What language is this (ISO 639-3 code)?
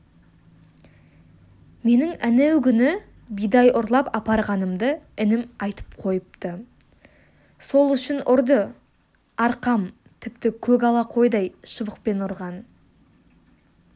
kaz